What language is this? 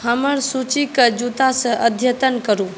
Maithili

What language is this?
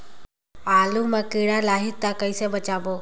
Chhattisgarhi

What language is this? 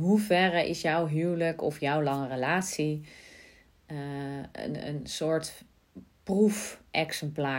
Dutch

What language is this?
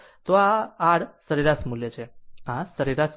Gujarati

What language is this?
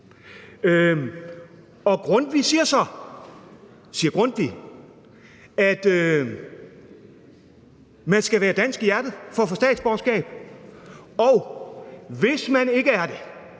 Danish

